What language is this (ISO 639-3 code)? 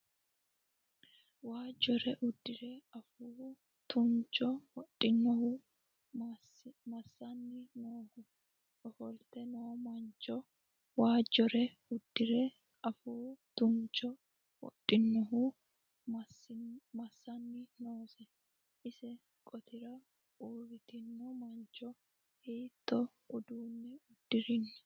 sid